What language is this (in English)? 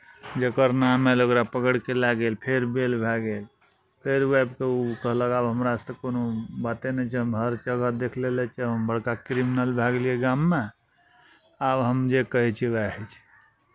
Maithili